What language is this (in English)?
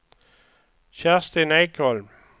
Swedish